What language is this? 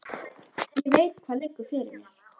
Icelandic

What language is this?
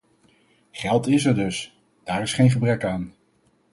Dutch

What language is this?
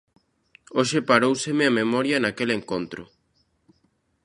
Galician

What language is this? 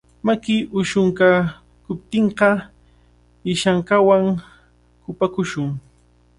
Cajatambo North Lima Quechua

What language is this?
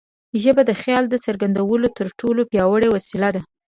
Pashto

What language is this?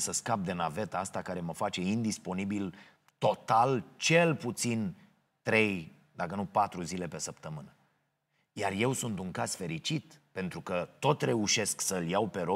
Romanian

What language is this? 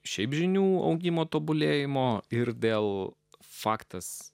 Lithuanian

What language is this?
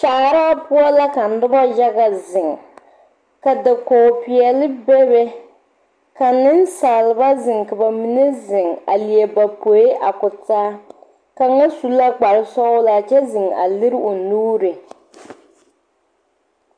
Southern Dagaare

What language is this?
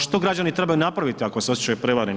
Croatian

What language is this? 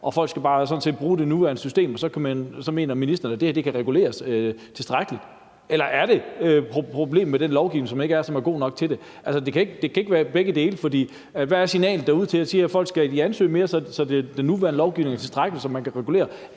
Danish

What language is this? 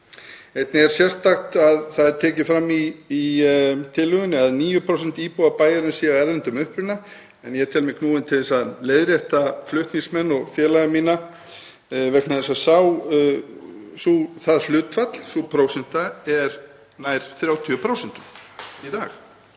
Icelandic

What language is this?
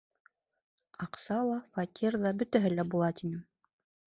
Bashkir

